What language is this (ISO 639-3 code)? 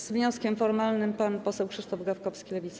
pol